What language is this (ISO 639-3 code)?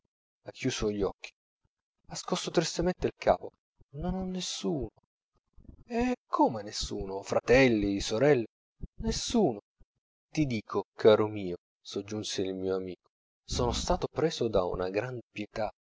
ita